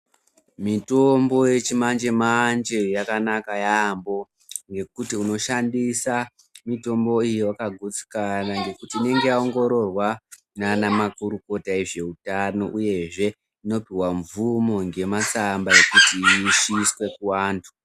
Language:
Ndau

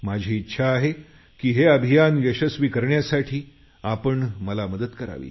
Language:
Marathi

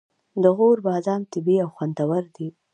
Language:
Pashto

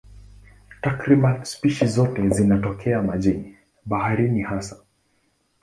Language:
Swahili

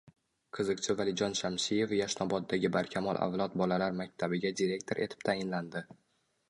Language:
Uzbek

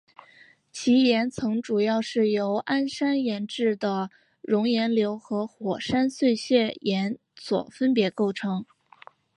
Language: Chinese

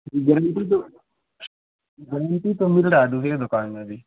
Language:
Urdu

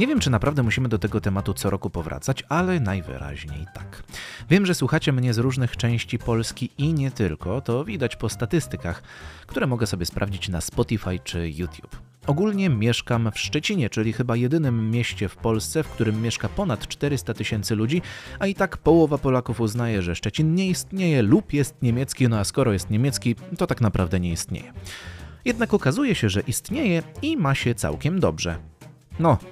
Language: Polish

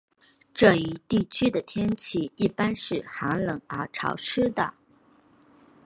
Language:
Chinese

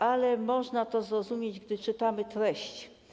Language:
Polish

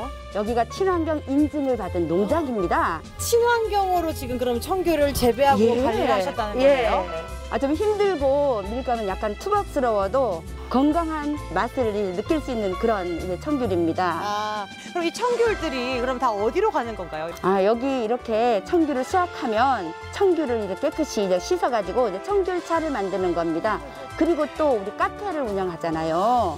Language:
Korean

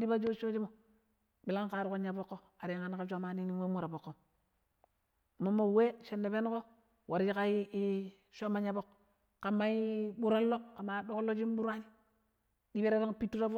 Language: Pero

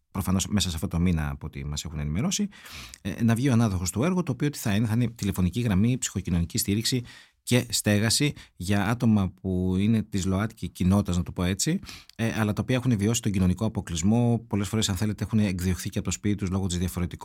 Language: Greek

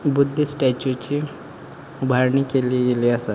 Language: Konkani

